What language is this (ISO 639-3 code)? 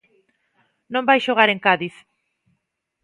glg